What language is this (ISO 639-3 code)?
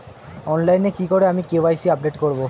ben